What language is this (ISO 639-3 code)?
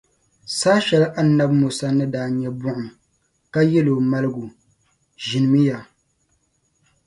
dag